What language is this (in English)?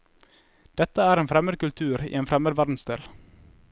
Norwegian